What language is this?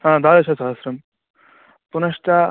Sanskrit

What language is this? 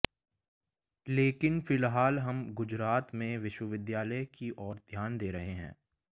Hindi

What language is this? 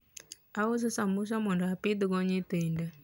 Luo (Kenya and Tanzania)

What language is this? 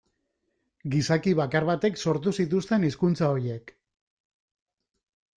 Basque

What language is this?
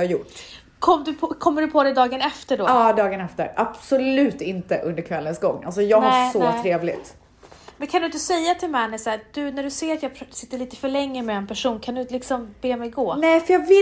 Swedish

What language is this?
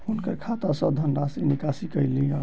Maithili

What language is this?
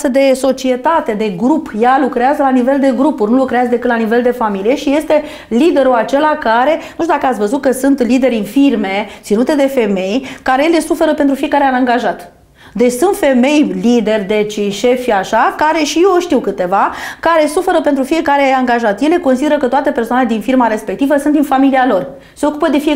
Romanian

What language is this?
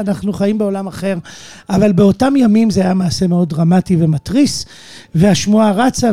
Hebrew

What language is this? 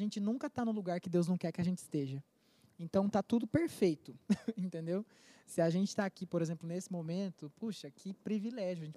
Portuguese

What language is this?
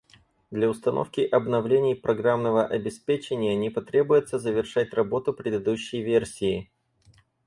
Russian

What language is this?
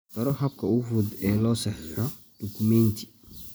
Somali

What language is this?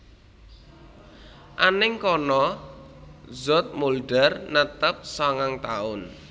Javanese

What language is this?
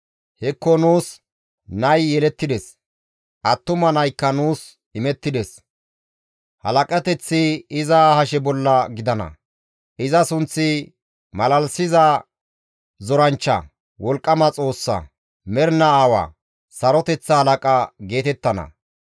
Gamo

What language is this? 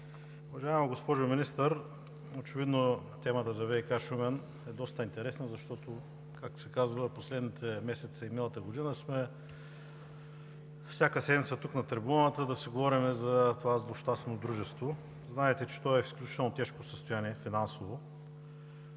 Bulgarian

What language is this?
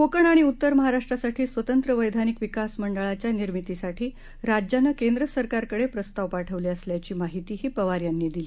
Marathi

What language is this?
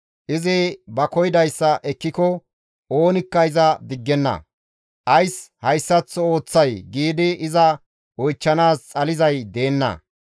Gamo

